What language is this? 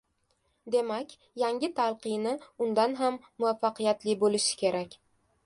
Uzbek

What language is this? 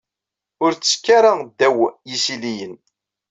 Kabyle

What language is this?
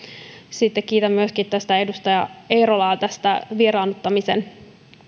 Finnish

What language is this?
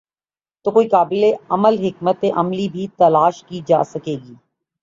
Urdu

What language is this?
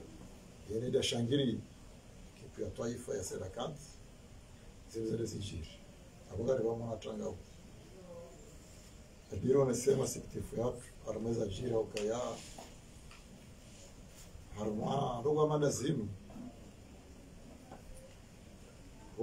Arabic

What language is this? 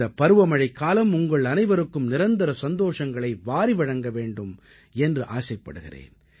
Tamil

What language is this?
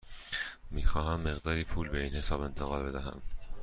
Persian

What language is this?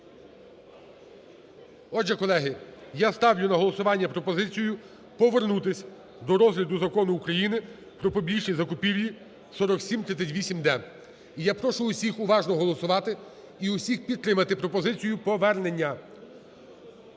Ukrainian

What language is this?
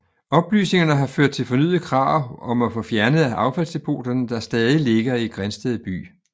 Danish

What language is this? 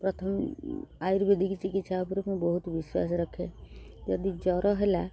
Odia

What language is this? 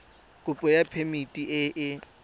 Tswana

